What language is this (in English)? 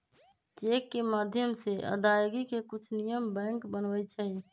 Magahi